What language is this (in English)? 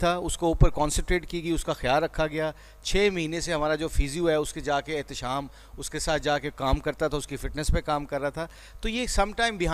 Urdu